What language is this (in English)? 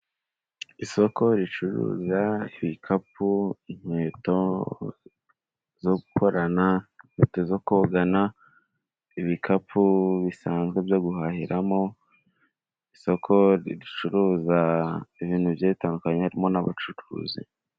Kinyarwanda